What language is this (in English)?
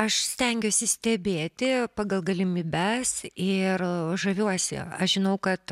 Lithuanian